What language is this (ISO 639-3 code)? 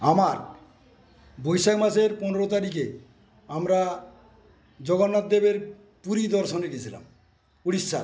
ben